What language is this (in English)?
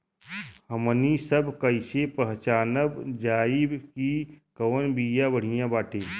Bhojpuri